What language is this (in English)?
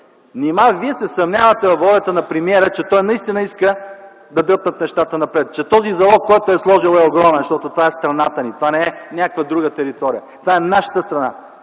Bulgarian